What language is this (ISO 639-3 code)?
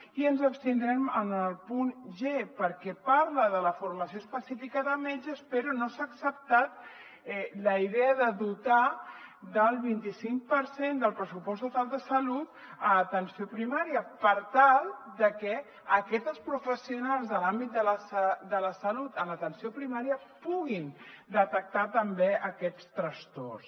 cat